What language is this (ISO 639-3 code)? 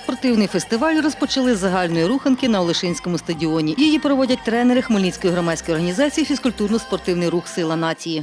ukr